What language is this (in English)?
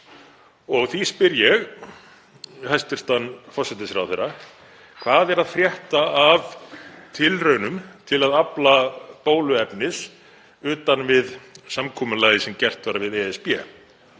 Icelandic